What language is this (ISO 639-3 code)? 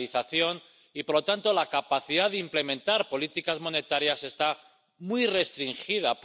spa